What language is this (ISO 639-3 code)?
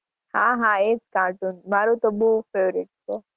guj